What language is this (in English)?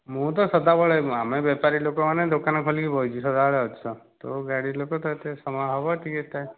Odia